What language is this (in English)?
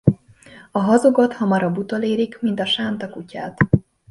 Hungarian